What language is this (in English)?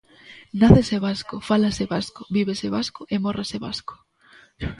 Galician